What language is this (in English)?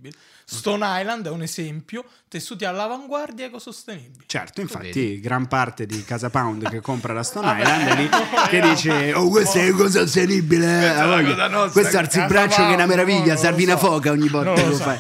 Italian